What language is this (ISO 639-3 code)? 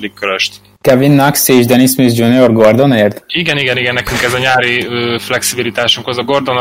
hun